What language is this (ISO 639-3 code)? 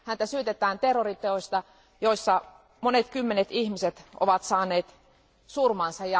fin